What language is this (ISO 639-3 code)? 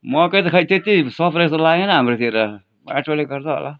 nep